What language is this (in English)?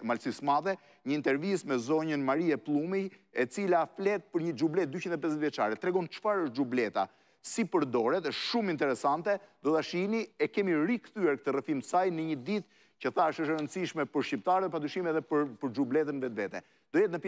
Romanian